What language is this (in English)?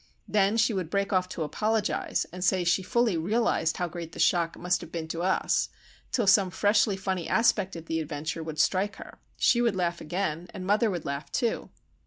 English